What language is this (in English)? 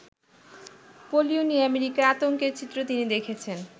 Bangla